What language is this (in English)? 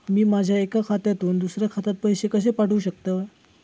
Marathi